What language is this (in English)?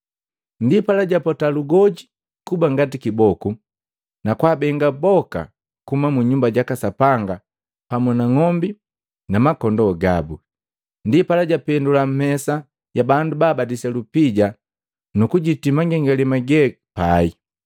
Matengo